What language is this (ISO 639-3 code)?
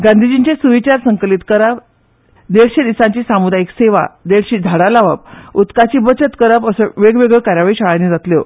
kok